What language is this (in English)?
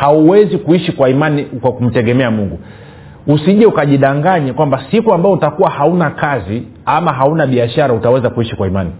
Swahili